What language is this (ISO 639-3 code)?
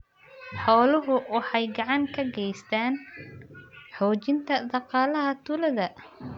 som